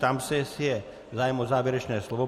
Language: Czech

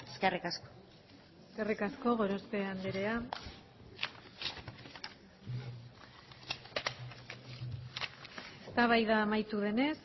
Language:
Basque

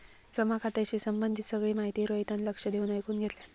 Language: Marathi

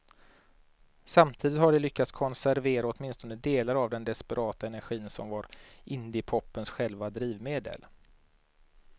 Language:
Swedish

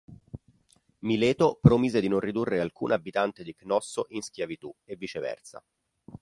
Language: Italian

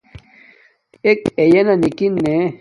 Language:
Domaaki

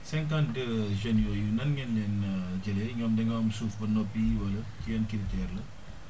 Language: Wolof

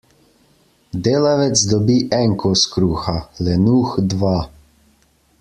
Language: Slovenian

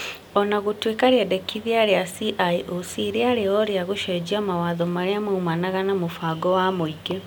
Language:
Kikuyu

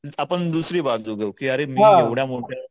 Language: Marathi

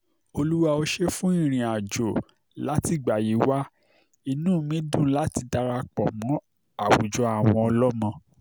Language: Yoruba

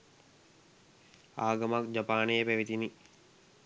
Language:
Sinhala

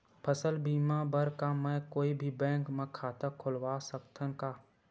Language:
Chhattisgarhi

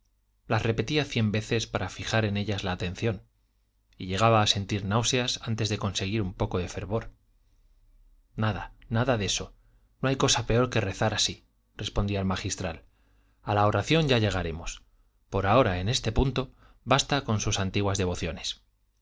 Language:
Spanish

